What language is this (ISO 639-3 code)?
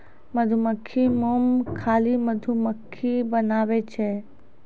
mai